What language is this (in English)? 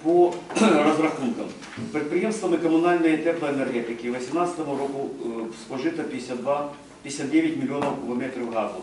Ukrainian